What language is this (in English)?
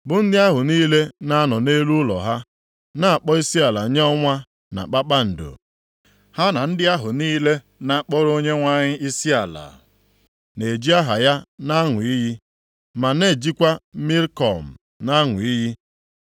Igbo